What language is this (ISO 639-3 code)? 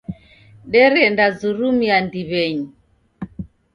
dav